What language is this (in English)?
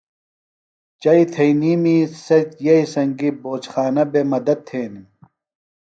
Phalura